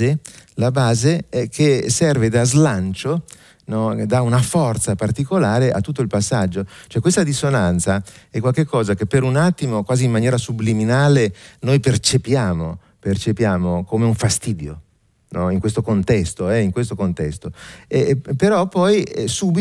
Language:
Italian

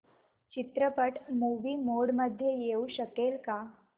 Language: Marathi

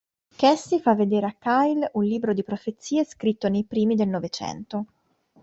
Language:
Italian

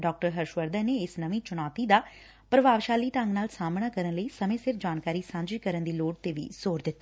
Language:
Punjabi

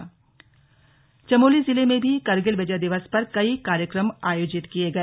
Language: Hindi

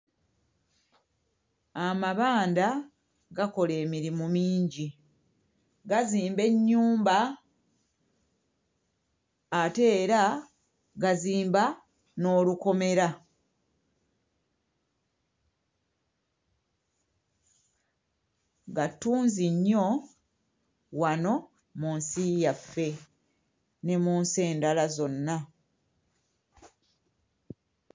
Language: Ganda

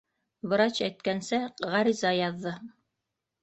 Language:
Bashkir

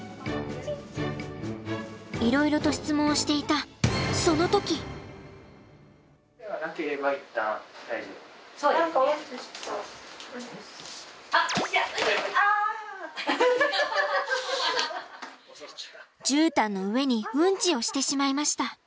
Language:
Japanese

